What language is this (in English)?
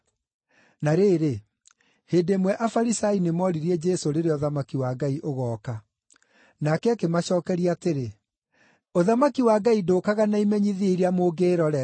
Kikuyu